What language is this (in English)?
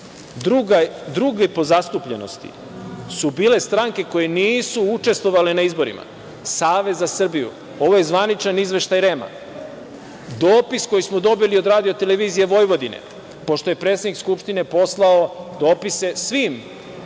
Serbian